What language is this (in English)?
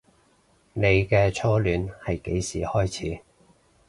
Cantonese